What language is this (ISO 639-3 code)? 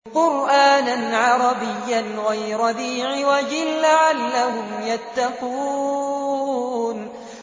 ara